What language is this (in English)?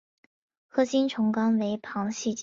Chinese